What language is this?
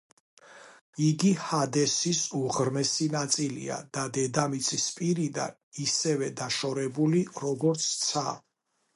Georgian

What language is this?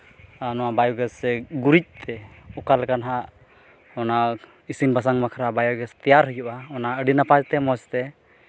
Santali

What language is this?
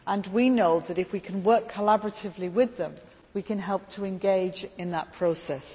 English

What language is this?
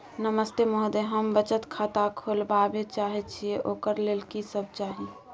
Maithili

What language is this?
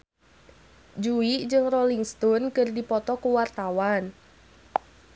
Sundanese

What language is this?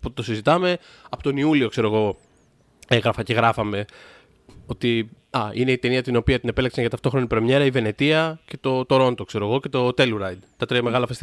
Greek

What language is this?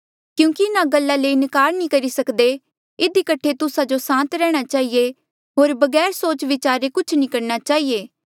Mandeali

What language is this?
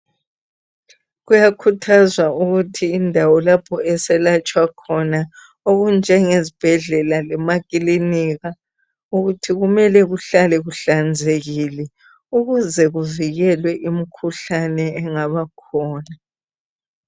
North Ndebele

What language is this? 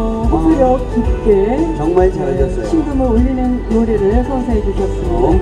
Korean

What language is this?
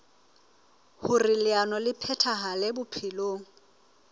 Southern Sotho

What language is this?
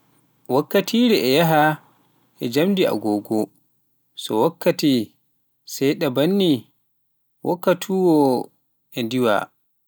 Pular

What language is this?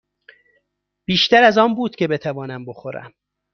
Persian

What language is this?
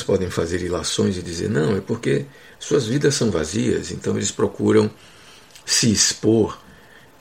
Portuguese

